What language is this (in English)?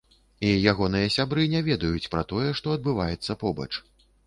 Belarusian